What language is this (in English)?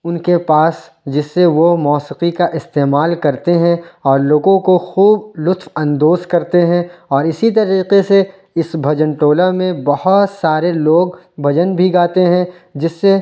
Urdu